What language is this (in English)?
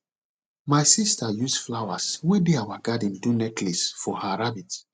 Nigerian Pidgin